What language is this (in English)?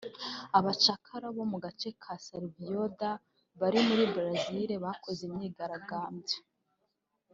Kinyarwanda